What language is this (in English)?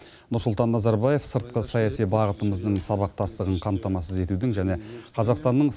Kazakh